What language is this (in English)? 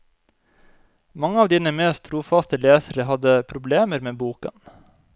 Norwegian